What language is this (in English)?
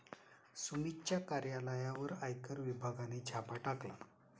Marathi